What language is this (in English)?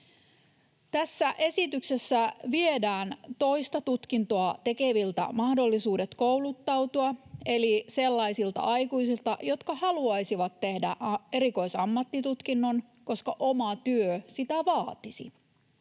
Finnish